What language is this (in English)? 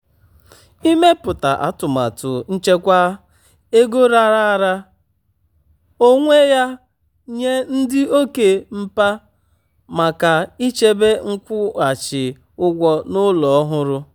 Igbo